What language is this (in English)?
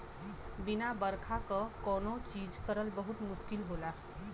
Bhojpuri